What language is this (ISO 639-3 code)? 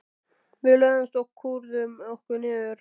isl